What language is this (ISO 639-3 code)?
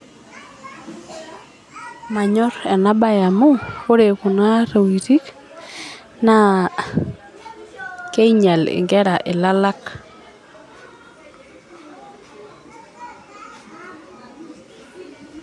mas